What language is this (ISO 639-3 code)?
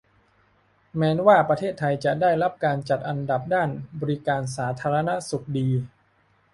tha